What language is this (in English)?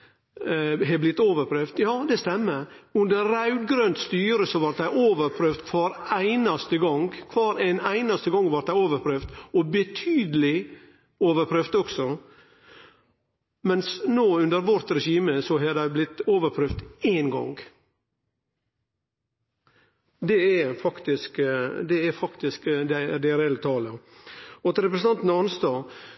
Norwegian Nynorsk